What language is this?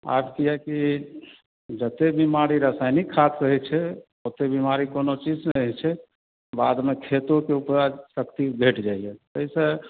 Maithili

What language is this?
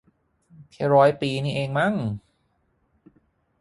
Thai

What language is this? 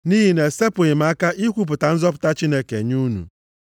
Igbo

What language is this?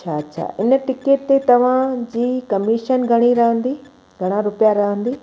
Sindhi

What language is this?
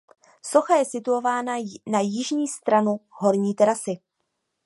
Czech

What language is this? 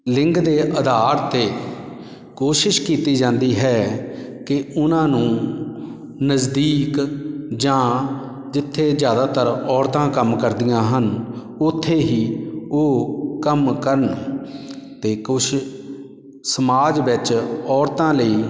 Punjabi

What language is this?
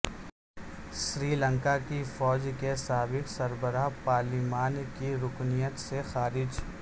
Urdu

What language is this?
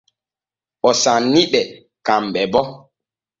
Borgu Fulfulde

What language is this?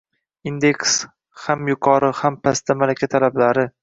Uzbek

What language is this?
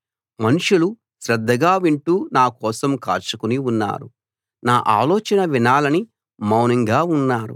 Telugu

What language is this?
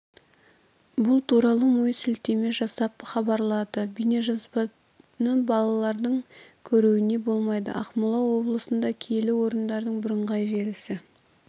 Kazakh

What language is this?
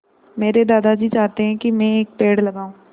Hindi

